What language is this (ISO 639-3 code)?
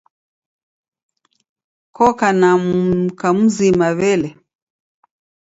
dav